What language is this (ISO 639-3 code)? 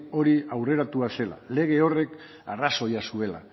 eus